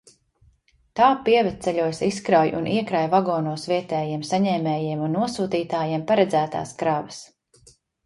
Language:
Latvian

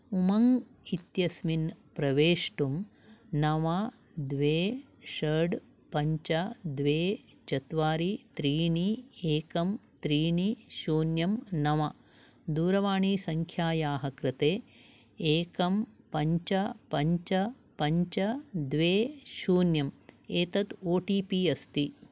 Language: Sanskrit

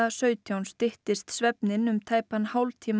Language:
Icelandic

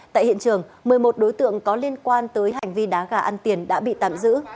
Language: Vietnamese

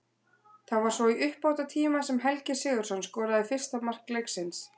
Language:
Icelandic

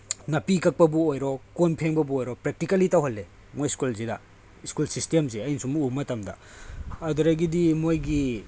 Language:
Manipuri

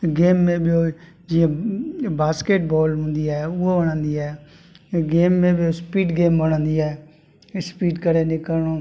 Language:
Sindhi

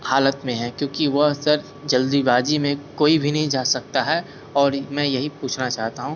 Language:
Hindi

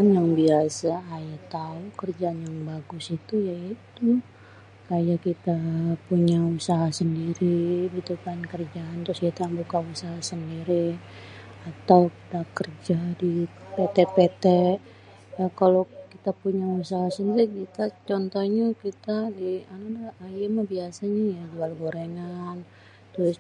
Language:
Betawi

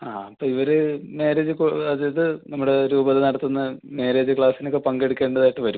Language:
Malayalam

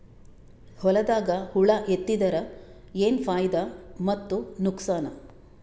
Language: Kannada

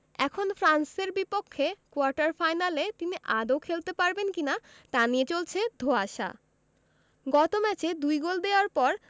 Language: Bangla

